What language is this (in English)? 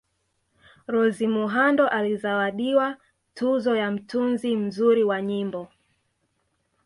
Swahili